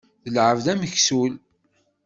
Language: Kabyle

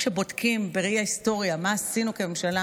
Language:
Hebrew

